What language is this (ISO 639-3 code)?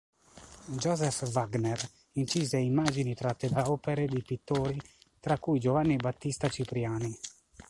ita